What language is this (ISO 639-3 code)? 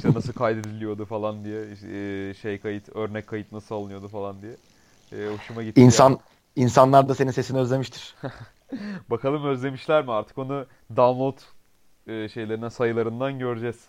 tur